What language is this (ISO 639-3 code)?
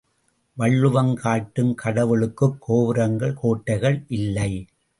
tam